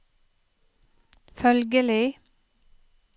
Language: Norwegian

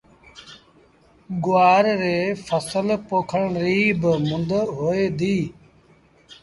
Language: Sindhi Bhil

